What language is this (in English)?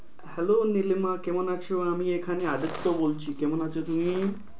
Bangla